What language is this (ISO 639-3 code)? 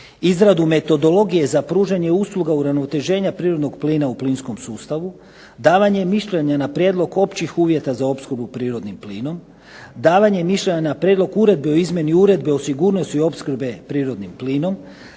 hrv